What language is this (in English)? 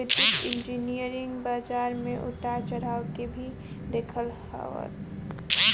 Bhojpuri